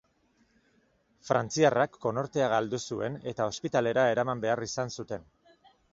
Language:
Basque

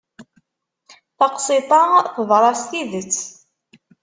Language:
Kabyle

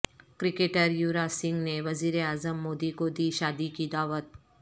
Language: Urdu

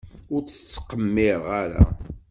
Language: Kabyle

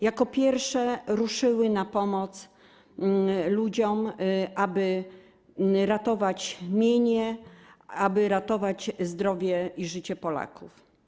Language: Polish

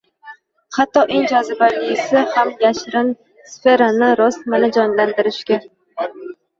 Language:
Uzbek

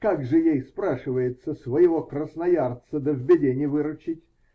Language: Russian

